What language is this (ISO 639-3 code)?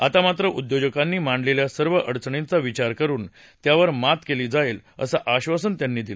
mar